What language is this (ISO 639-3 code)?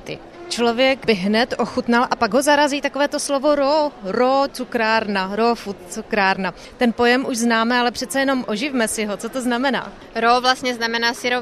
ces